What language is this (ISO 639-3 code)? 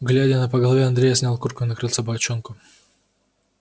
rus